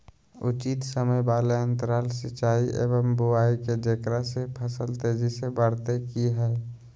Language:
Magahi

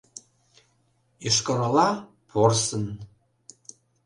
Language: Mari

